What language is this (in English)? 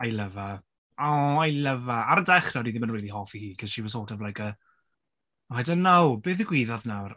Welsh